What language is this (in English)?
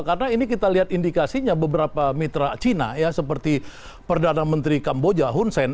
Indonesian